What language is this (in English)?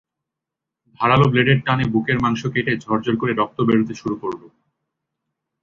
Bangla